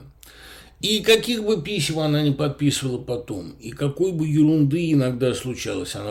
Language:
Russian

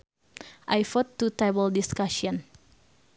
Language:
Sundanese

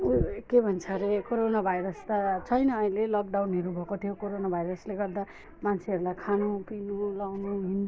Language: Nepali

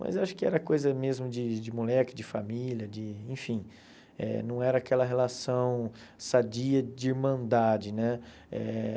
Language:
Portuguese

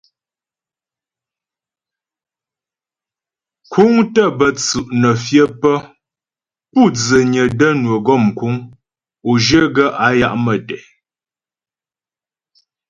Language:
Ghomala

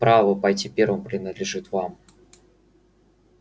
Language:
Russian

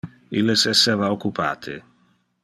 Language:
Interlingua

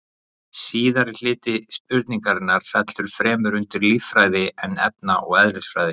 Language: Icelandic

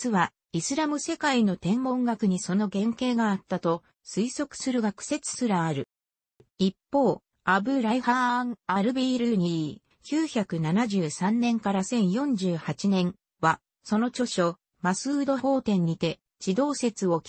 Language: Japanese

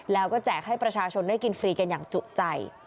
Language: Thai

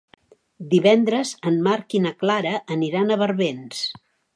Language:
Catalan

